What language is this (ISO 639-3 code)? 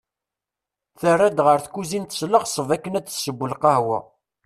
kab